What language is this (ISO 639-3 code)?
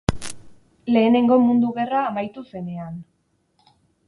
eus